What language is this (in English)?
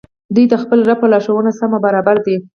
Pashto